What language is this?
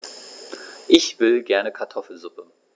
German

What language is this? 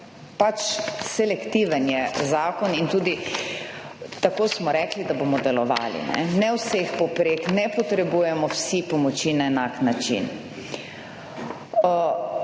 Slovenian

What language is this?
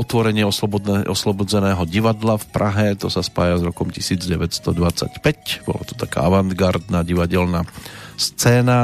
Slovak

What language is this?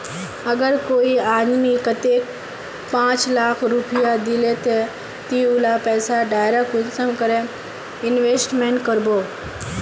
Magahi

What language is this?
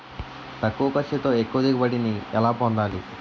Telugu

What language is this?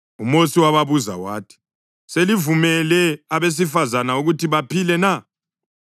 North Ndebele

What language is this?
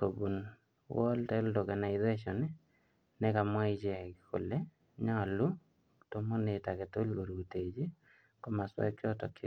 Kalenjin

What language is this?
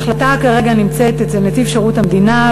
Hebrew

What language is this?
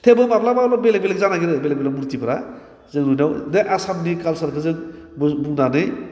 Bodo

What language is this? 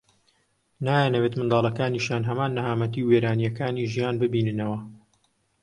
Central Kurdish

